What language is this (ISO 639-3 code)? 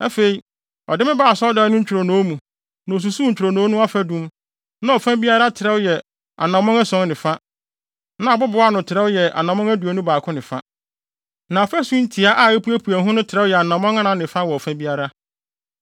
aka